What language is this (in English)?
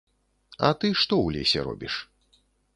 Belarusian